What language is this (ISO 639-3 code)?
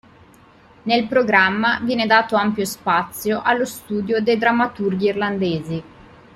ita